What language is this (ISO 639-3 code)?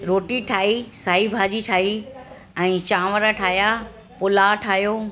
snd